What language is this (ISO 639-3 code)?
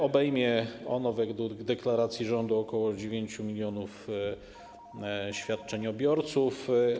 pol